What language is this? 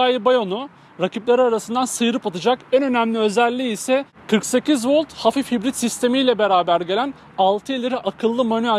Turkish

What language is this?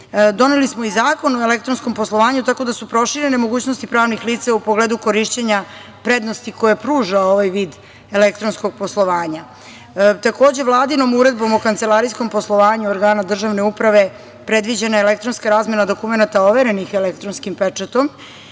Serbian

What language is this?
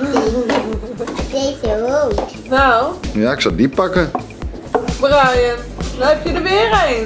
Dutch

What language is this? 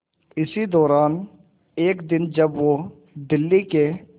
Hindi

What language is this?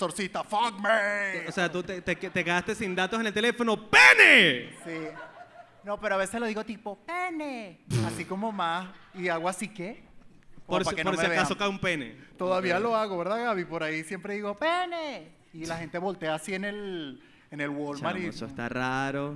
Spanish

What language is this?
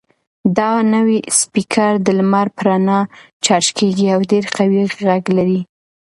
Pashto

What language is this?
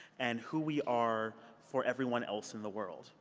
English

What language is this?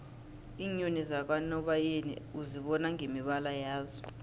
South Ndebele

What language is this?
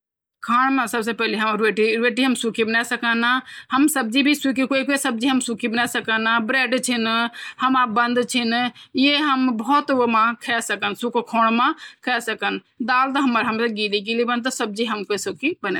Garhwali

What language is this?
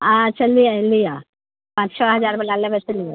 Maithili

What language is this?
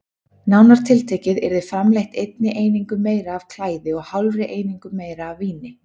Icelandic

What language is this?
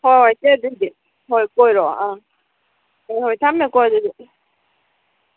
Manipuri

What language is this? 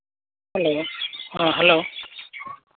Santali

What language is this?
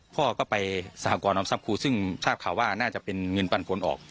Thai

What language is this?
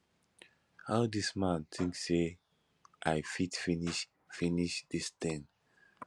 Nigerian Pidgin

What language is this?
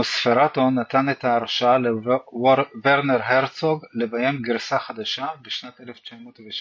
Hebrew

